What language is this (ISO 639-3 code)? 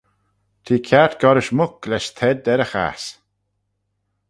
glv